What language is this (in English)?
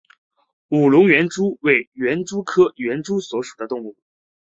Chinese